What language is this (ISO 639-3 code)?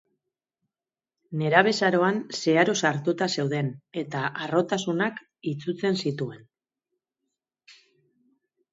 eus